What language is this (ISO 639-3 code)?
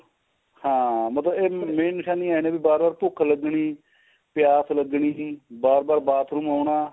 pan